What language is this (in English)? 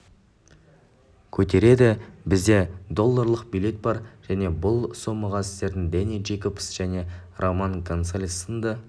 Kazakh